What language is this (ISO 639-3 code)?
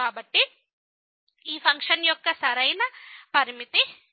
tel